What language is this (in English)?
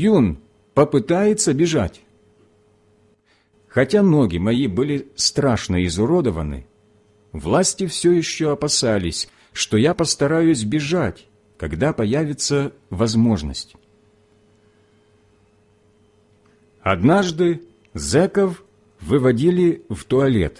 Russian